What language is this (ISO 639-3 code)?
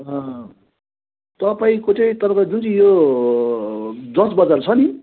nep